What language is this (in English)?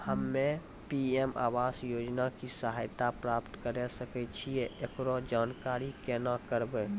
Maithili